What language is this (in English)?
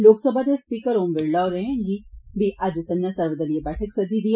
Dogri